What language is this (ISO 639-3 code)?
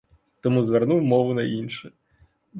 ukr